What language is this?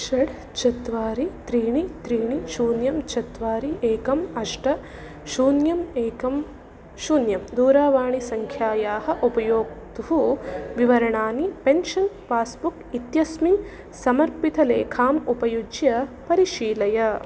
Sanskrit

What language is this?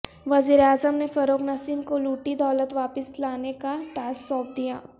Urdu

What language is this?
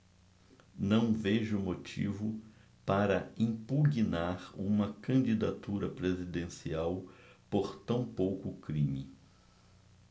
Portuguese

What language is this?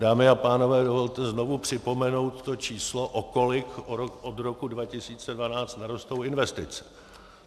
Czech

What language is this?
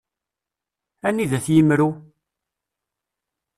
Kabyle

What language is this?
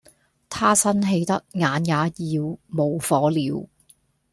Cantonese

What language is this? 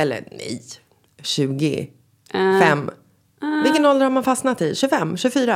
Swedish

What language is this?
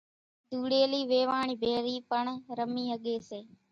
Kachi Koli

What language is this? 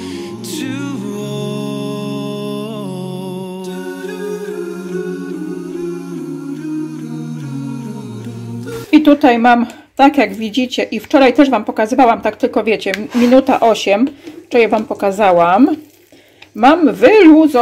Polish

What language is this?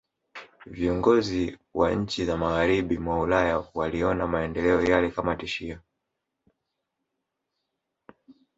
Swahili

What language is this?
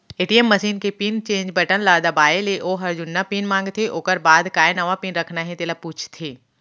Chhattisgarhi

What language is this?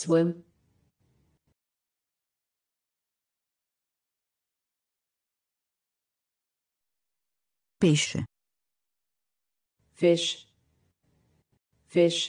Italian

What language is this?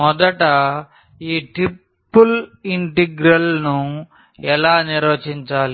Telugu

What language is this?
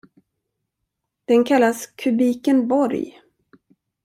Swedish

